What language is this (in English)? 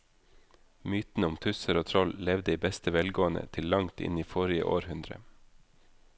Norwegian